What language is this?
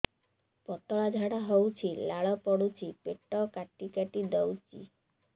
Odia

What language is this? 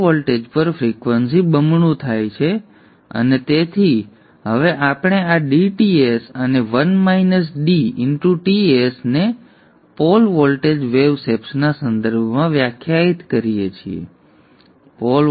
Gujarati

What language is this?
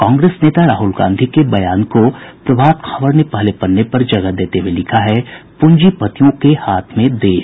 Hindi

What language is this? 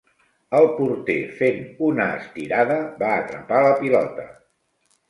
Catalan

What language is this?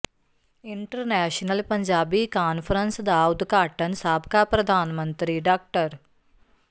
Punjabi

